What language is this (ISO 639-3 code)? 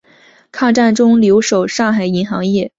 zho